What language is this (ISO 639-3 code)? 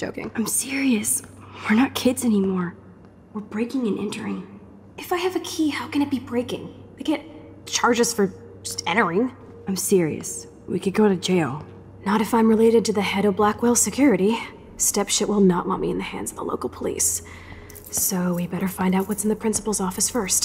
pol